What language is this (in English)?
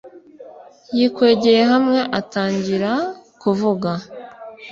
Kinyarwanda